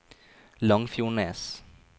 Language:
Norwegian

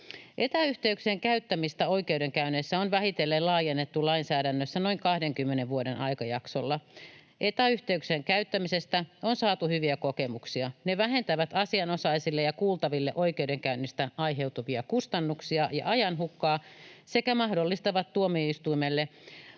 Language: Finnish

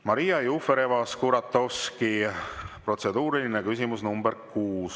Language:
Estonian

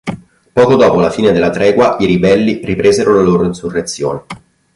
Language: Italian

